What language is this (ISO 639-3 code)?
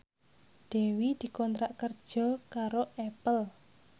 jav